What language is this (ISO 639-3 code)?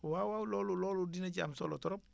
wol